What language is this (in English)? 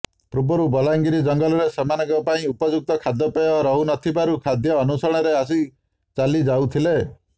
Odia